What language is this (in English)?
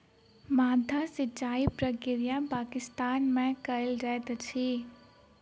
Maithili